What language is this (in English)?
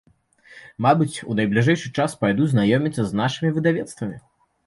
Belarusian